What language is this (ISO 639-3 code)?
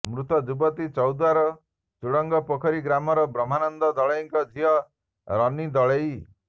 ori